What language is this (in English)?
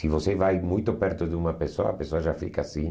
Portuguese